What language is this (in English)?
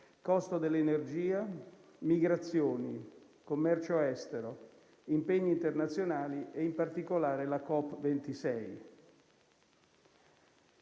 Italian